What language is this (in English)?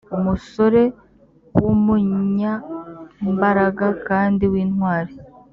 Kinyarwanda